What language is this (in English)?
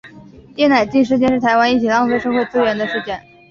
Chinese